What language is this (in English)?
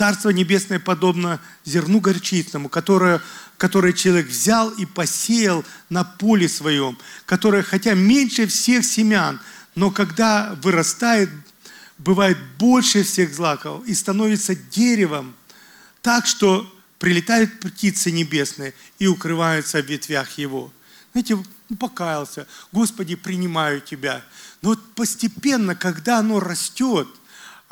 Russian